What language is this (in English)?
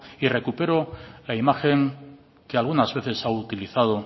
Spanish